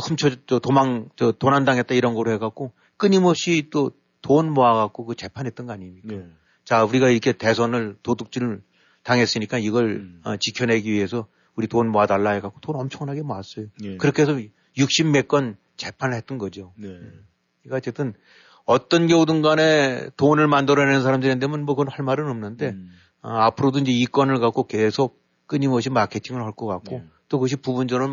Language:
Korean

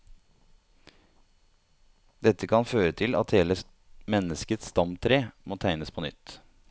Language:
Norwegian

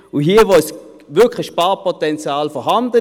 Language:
Swiss German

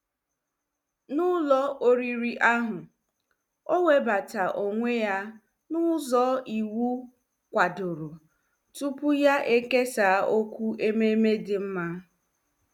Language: Igbo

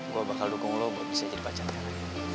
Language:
Indonesian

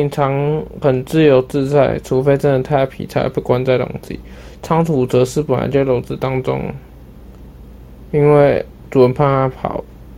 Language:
Chinese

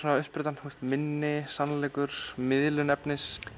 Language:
Icelandic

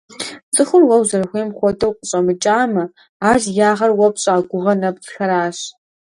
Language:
Kabardian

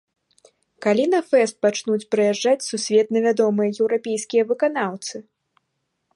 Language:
Belarusian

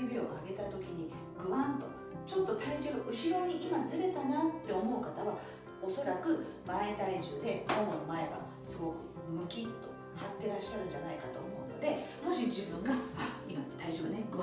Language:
Japanese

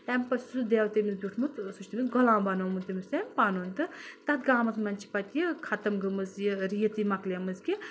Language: Kashmiri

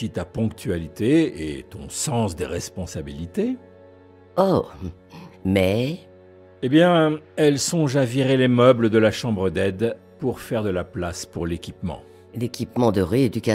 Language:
French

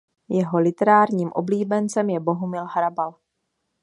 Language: Czech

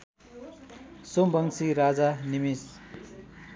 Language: Nepali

